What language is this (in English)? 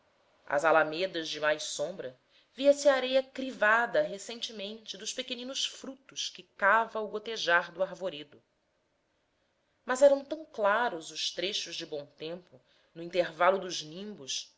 Portuguese